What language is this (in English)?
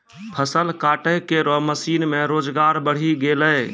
Maithili